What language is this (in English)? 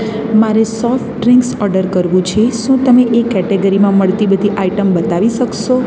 Gujarati